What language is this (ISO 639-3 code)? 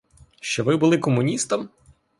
ukr